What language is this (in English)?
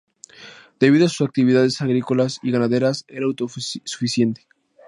Spanish